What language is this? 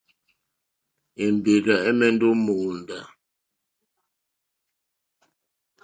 Mokpwe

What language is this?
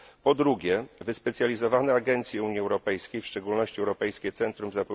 Polish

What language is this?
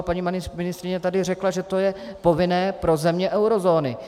Czech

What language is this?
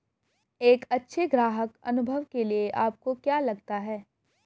Hindi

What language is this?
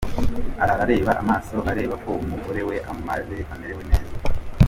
Kinyarwanda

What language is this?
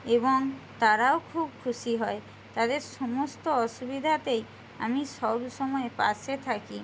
Bangla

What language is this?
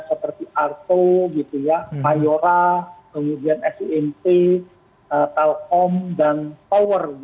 Indonesian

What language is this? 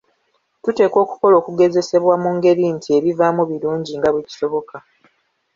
Ganda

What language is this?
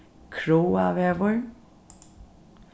Faroese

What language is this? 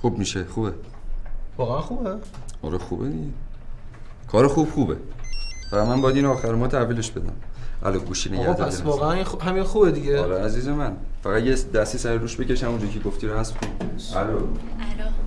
Persian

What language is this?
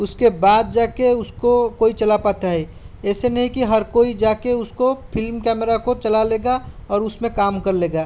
Hindi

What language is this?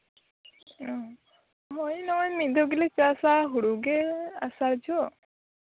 Santali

